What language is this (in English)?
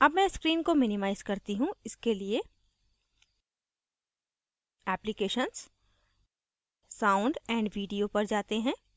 Hindi